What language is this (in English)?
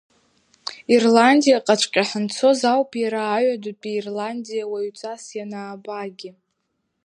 Abkhazian